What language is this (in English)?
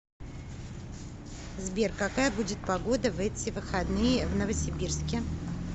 Russian